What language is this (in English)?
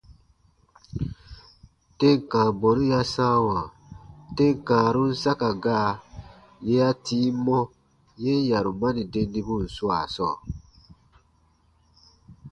Baatonum